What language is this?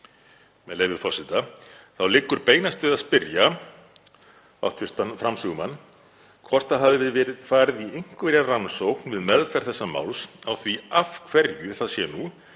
Icelandic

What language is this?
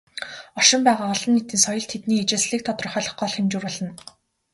Mongolian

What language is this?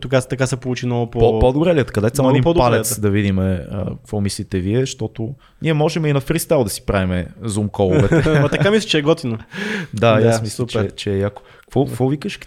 Bulgarian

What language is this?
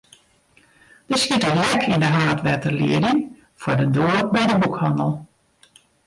Western Frisian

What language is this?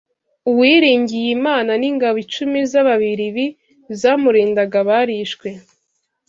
Kinyarwanda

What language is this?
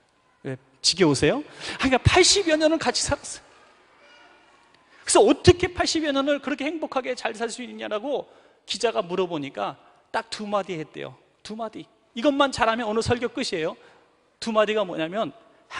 Korean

